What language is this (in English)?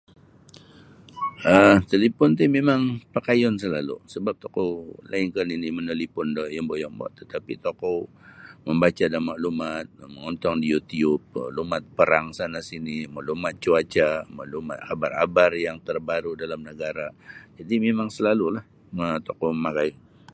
Sabah Bisaya